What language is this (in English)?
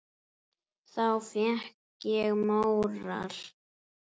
Icelandic